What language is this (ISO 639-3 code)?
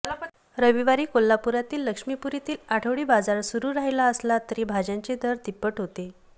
mar